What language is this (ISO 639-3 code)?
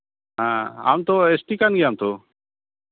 sat